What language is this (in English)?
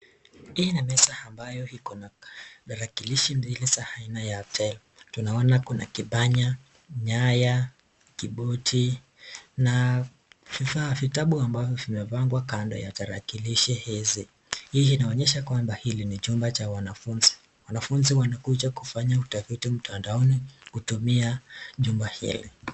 Swahili